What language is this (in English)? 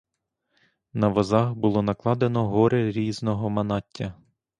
Ukrainian